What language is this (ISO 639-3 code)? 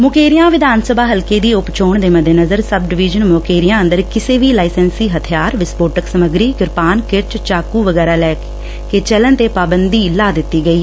pan